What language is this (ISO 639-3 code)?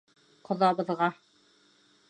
bak